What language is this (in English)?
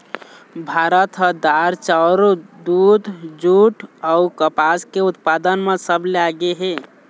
Chhattisgarhi